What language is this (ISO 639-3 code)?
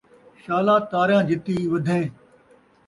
skr